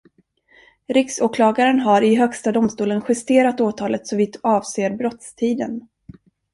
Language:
Swedish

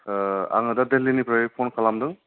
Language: Bodo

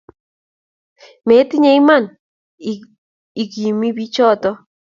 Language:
Kalenjin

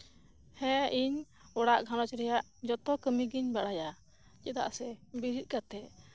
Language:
Santali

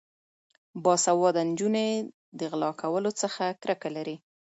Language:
Pashto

